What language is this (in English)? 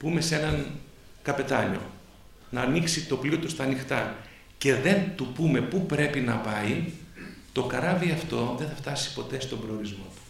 Greek